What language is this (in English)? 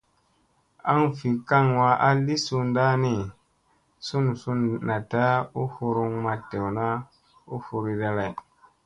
Musey